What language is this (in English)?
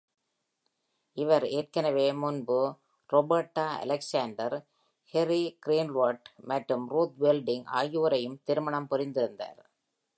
Tamil